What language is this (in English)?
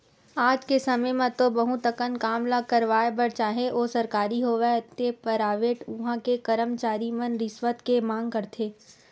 Chhattisgarhi